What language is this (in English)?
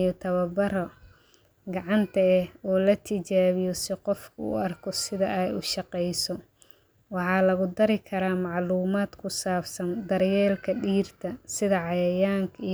Somali